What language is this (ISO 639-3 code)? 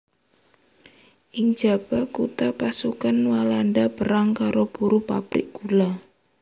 jav